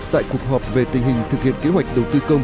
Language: Vietnamese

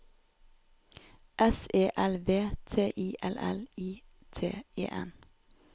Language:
Norwegian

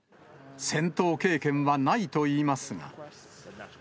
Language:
Japanese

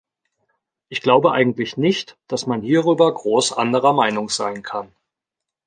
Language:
German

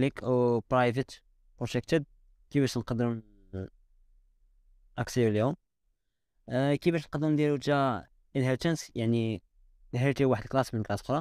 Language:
Arabic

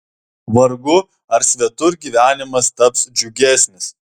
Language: Lithuanian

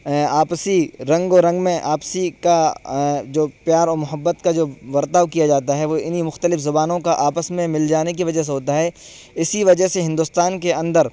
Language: Urdu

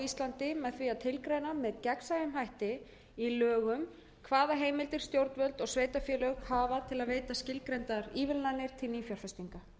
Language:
Icelandic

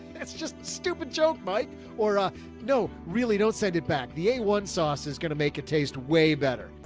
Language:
English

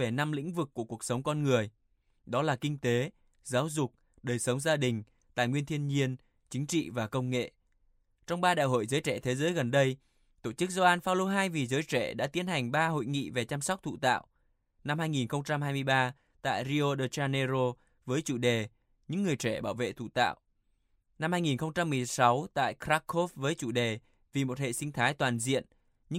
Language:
Vietnamese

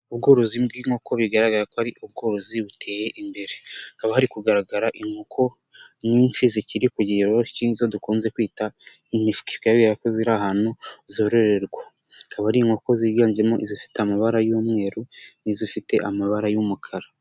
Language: Kinyarwanda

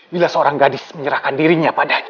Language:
Indonesian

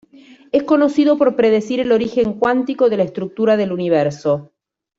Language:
Spanish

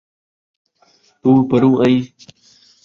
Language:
Saraiki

